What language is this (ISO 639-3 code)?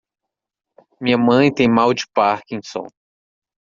por